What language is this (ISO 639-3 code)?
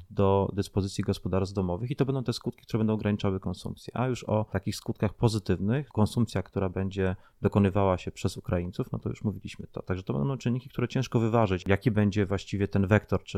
pol